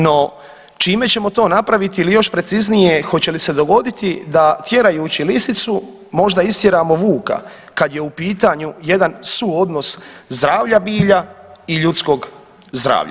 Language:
Croatian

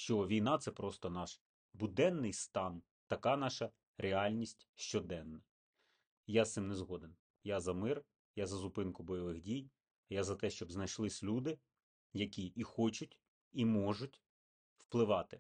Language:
Ukrainian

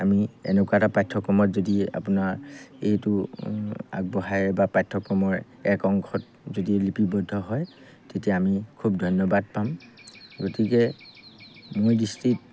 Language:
Assamese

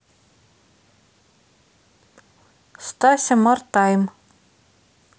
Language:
Russian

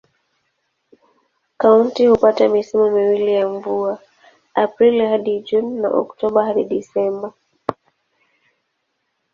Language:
Swahili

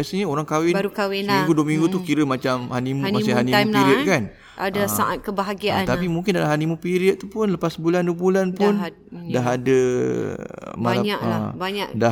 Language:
Malay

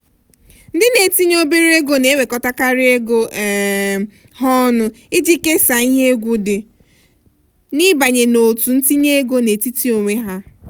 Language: Igbo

